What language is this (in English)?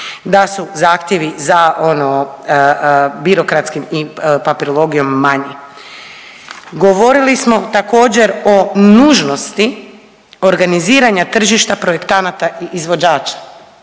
Croatian